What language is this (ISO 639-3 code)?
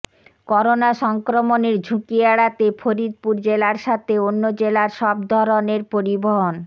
ben